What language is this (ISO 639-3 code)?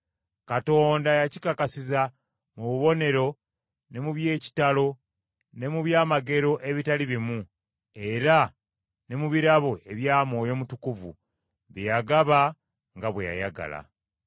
lug